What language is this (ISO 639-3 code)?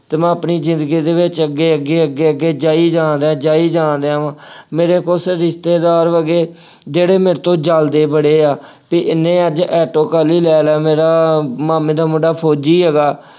pan